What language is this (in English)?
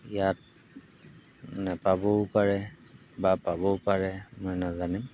Assamese